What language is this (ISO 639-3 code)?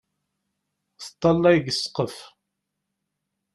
kab